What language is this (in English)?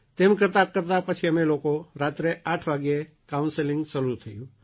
Gujarati